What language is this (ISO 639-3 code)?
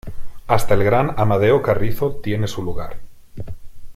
spa